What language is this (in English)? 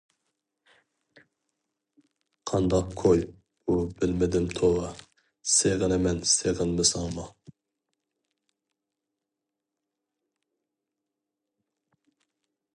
Uyghur